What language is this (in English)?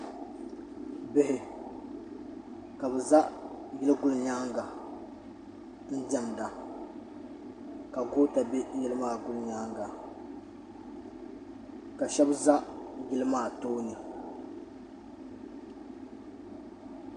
Dagbani